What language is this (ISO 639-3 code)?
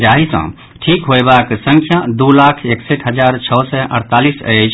mai